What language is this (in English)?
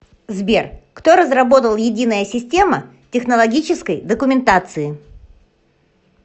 Russian